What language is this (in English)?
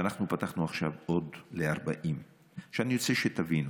Hebrew